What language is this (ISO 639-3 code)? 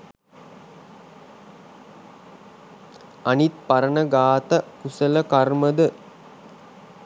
sin